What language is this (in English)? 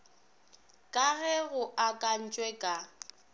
Northern Sotho